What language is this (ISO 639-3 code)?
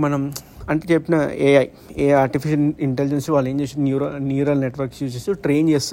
tel